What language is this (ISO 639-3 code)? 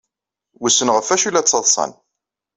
kab